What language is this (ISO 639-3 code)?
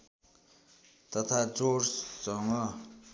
nep